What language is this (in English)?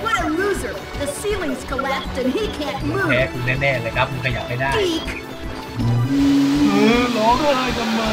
Thai